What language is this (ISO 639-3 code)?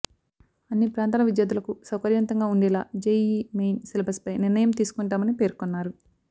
tel